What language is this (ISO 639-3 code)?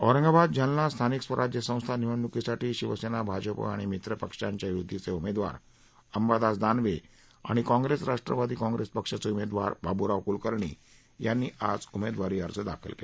mar